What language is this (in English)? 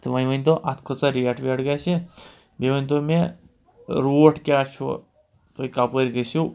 Kashmiri